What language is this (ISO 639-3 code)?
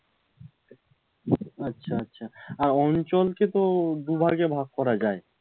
ben